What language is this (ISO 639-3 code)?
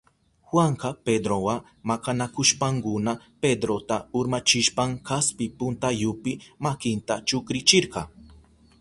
qup